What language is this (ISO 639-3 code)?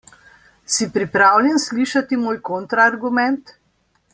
slv